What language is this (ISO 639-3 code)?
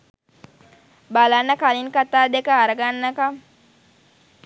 sin